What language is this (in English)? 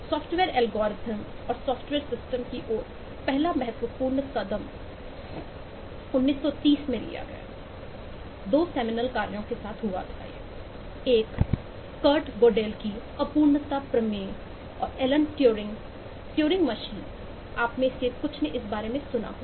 Hindi